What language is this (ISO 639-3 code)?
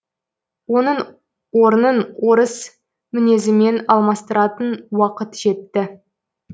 kaz